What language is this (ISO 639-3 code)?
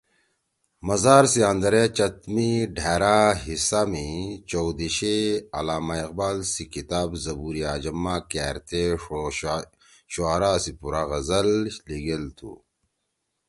trw